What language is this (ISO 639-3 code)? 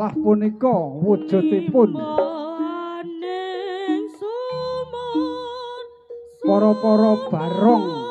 tha